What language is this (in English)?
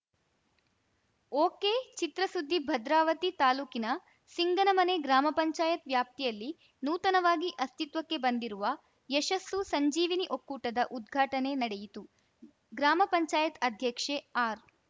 Kannada